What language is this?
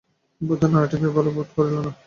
Bangla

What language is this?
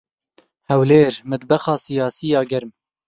Kurdish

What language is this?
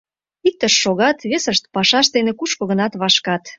Mari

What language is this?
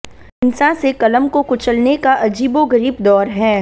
Hindi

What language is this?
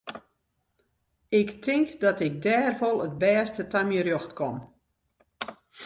Western Frisian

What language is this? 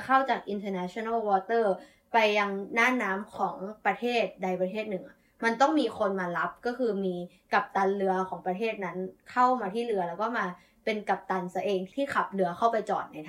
Thai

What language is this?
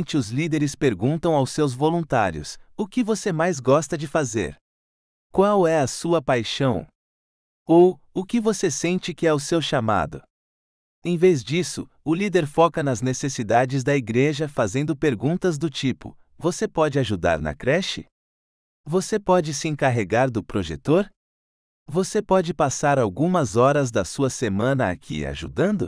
Portuguese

